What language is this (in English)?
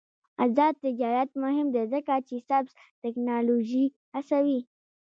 Pashto